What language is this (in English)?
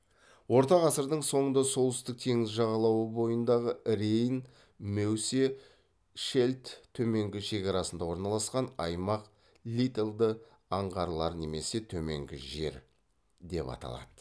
Kazakh